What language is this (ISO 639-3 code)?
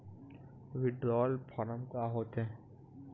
hne